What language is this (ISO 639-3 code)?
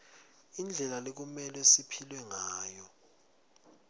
ssw